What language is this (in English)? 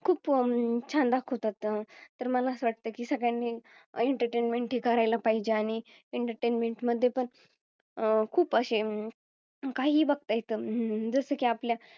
Marathi